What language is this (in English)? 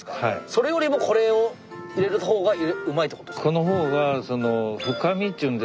Japanese